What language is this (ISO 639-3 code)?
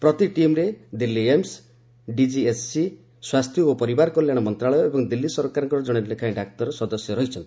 ori